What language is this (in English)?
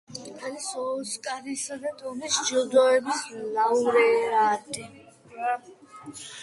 Georgian